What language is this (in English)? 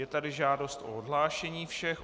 Czech